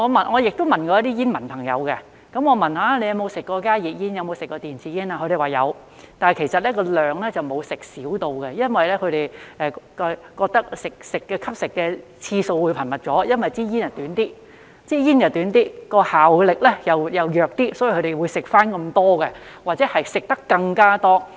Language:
Cantonese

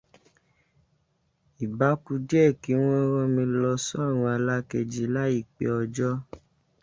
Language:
Yoruba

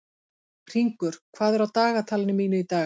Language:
Icelandic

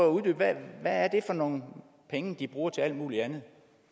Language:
Danish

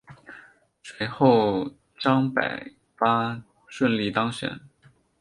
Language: Chinese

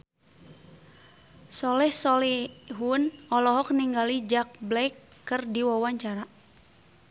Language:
Sundanese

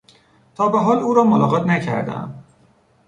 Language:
Persian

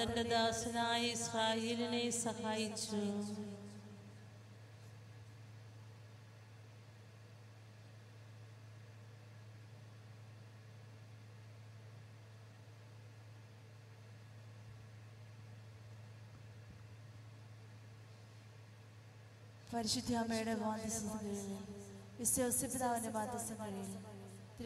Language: Malayalam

